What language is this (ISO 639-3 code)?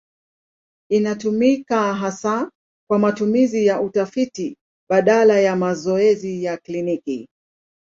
swa